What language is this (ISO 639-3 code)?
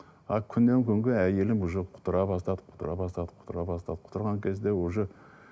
kaz